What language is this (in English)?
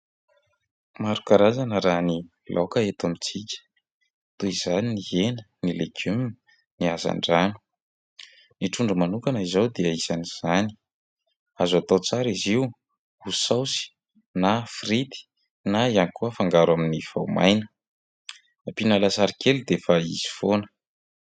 Malagasy